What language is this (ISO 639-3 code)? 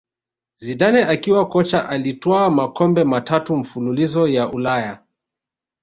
swa